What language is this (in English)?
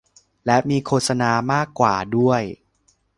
Thai